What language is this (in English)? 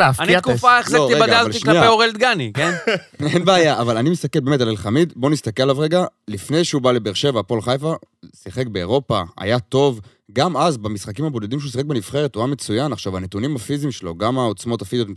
Hebrew